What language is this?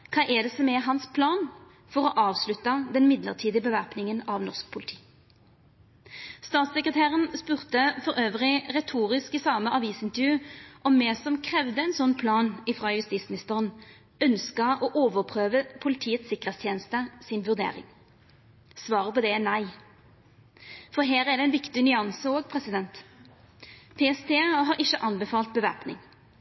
Norwegian Nynorsk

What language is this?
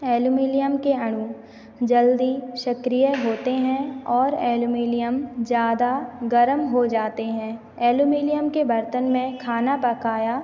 Hindi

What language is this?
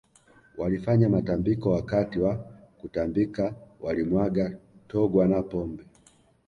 Swahili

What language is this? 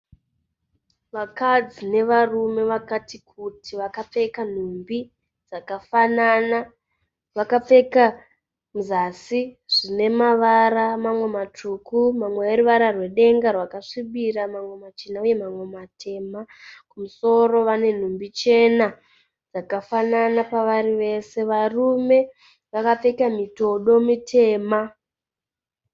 Shona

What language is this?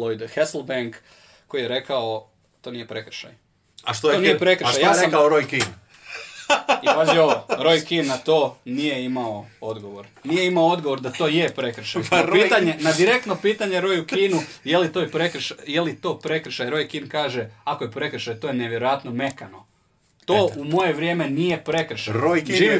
Croatian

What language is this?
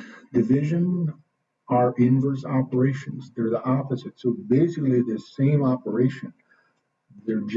English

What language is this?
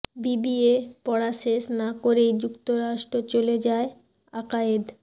Bangla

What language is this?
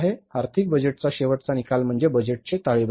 Marathi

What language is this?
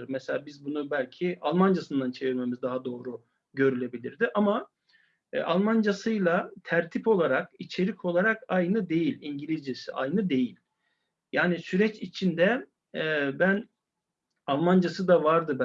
Turkish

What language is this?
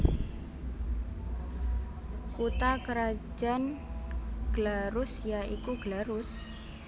Javanese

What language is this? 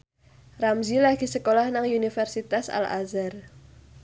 Javanese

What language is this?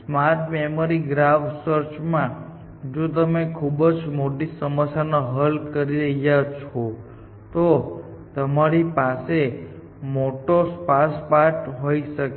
Gujarati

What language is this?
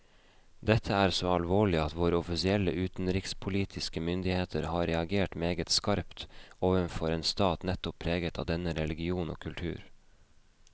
Norwegian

